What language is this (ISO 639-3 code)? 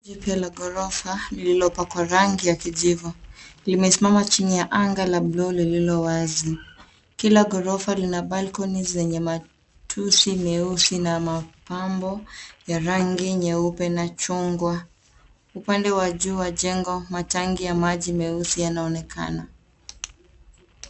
swa